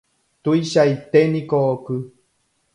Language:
Guarani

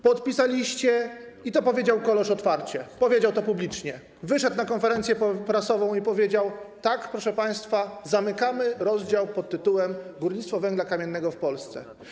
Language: Polish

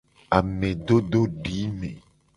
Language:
Gen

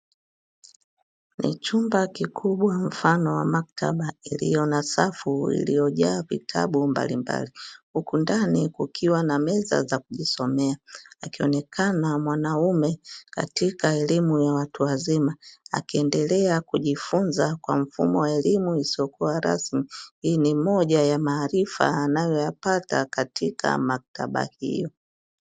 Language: Swahili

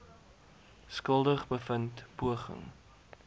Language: Afrikaans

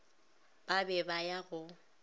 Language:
Northern Sotho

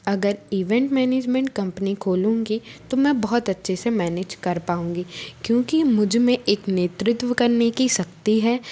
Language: Hindi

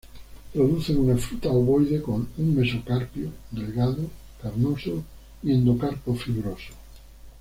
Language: Spanish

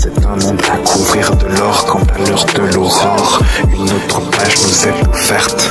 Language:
French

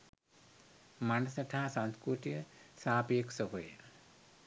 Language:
Sinhala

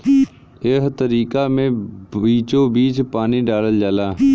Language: Bhojpuri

